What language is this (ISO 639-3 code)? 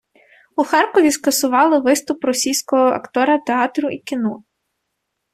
ukr